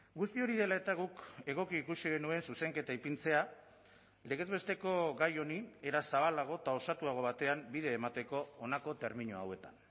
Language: Basque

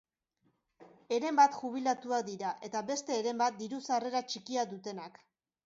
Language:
Basque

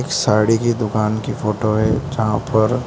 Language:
Hindi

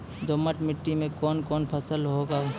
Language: Maithili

